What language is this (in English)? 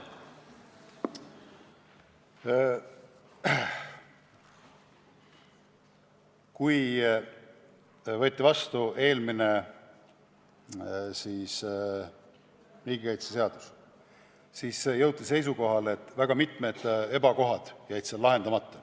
Estonian